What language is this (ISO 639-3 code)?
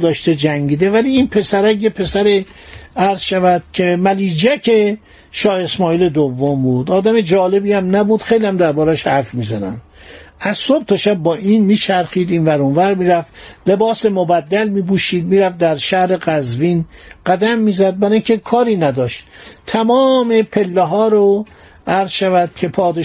fas